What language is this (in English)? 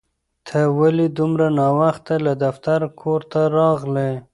Pashto